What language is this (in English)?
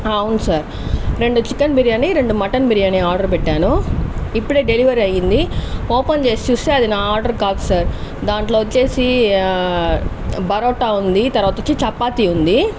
Telugu